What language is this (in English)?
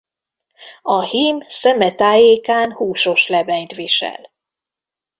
Hungarian